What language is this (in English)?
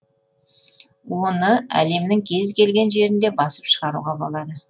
Kazakh